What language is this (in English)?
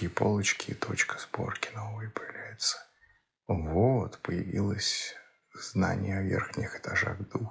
Russian